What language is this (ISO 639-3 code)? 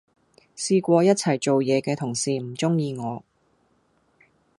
yue